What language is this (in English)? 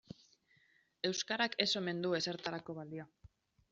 Basque